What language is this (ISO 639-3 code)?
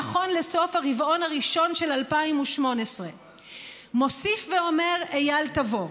heb